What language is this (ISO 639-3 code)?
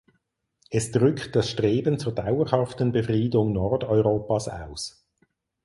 deu